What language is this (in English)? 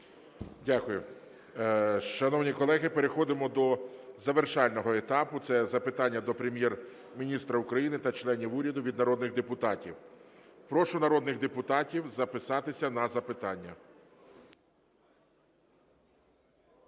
Ukrainian